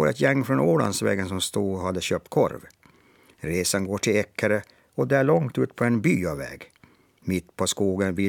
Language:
Swedish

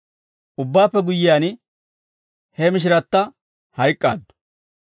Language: Dawro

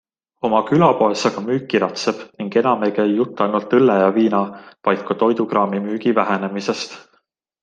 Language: Estonian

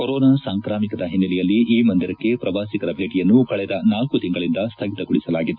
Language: Kannada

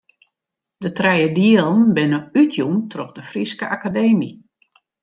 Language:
Western Frisian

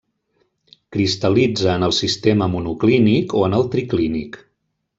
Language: Catalan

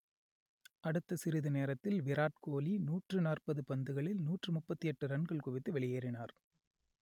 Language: Tamil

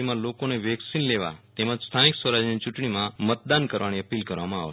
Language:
Gujarati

